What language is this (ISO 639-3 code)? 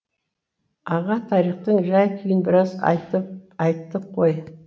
kaz